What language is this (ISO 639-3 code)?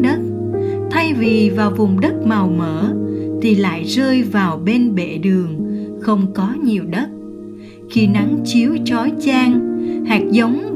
vie